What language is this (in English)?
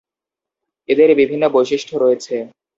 Bangla